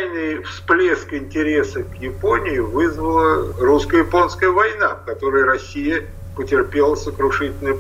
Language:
Russian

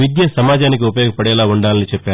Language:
Telugu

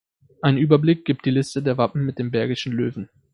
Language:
German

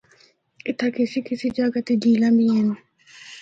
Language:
Northern Hindko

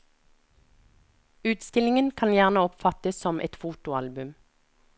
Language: Norwegian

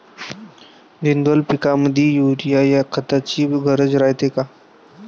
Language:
Marathi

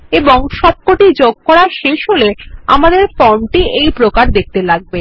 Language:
Bangla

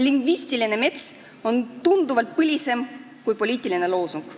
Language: Estonian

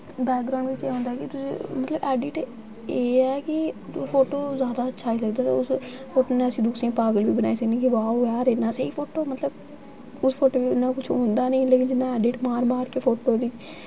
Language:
Dogri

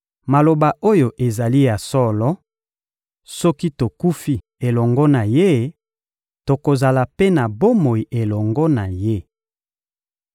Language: Lingala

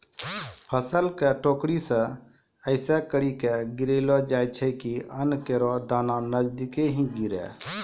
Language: Maithili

